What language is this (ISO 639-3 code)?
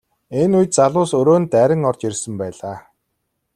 mon